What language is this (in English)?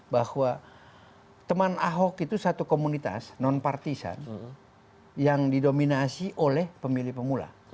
Indonesian